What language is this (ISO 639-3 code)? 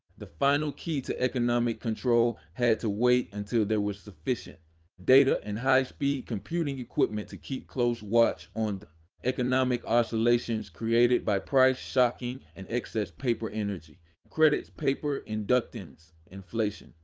eng